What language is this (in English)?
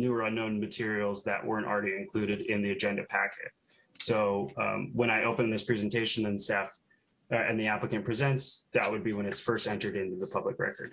English